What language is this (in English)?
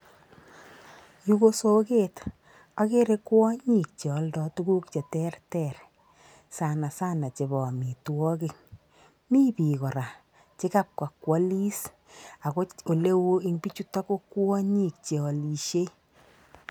Kalenjin